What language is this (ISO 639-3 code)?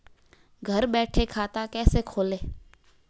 hin